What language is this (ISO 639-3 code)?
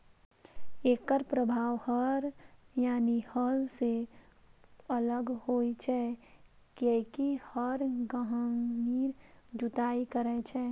mai